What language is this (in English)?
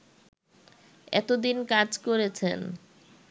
Bangla